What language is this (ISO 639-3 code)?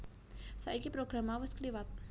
jav